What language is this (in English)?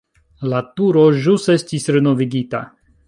Esperanto